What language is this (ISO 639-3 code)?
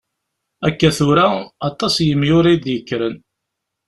kab